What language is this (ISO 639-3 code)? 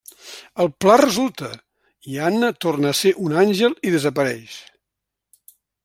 cat